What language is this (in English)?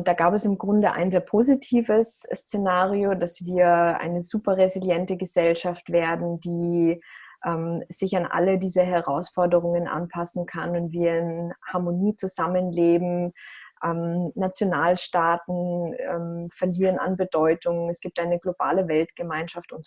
German